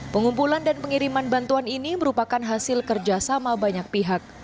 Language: Indonesian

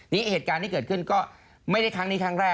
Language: Thai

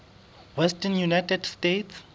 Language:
Southern Sotho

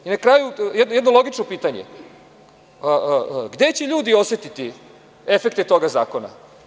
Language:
Serbian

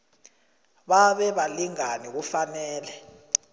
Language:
South Ndebele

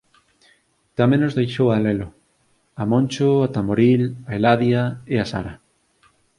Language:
Galician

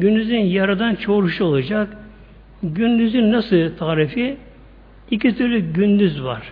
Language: Turkish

